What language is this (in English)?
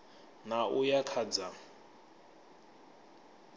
Venda